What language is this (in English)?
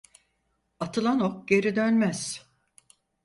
Turkish